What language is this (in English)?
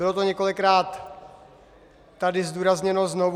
Czech